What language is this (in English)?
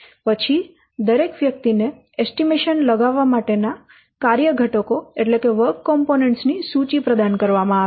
Gujarati